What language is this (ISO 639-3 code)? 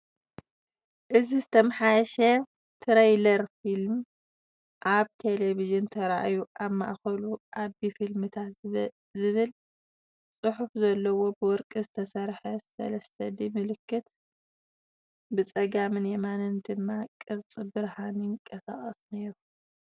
tir